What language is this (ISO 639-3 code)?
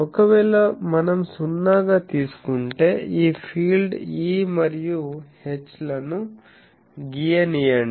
tel